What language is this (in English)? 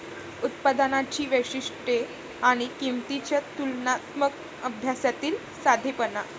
Marathi